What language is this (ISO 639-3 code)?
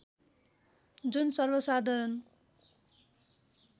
nep